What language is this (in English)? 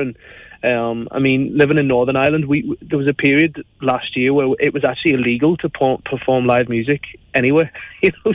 English